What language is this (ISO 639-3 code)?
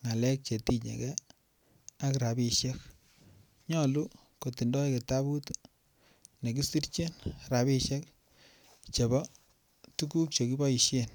kln